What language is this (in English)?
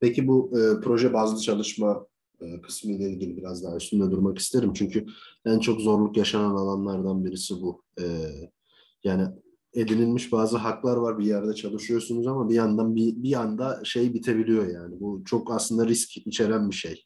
Turkish